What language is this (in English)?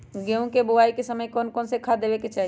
Magahi